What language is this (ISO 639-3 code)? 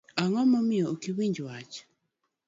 luo